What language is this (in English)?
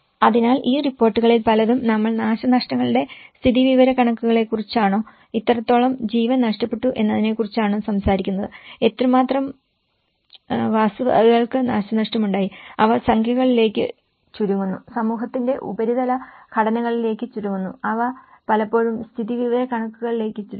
Malayalam